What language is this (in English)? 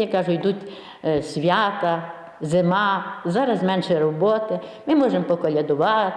Ukrainian